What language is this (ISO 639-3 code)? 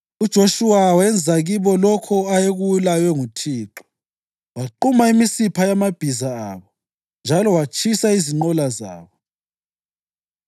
nde